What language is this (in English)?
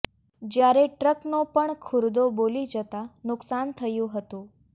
Gujarati